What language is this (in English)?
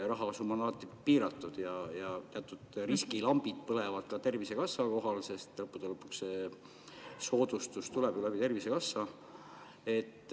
Estonian